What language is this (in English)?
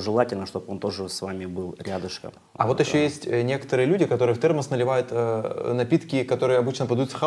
Russian